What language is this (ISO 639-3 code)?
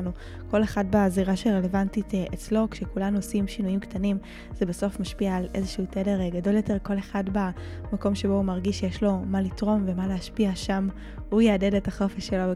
heb